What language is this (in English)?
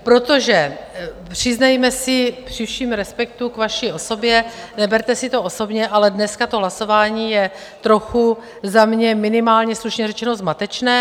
Czech